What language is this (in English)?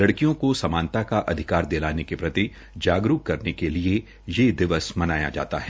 Hindi